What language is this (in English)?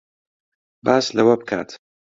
Central Kurdish